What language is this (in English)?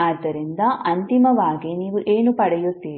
Kannada